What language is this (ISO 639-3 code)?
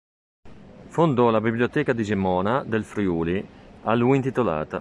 ita